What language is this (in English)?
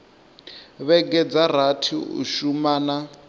Venda